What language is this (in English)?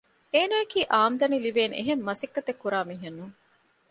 Divehi